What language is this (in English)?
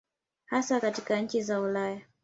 Swahili